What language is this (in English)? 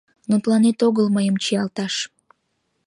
Mari